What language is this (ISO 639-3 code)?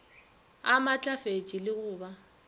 nso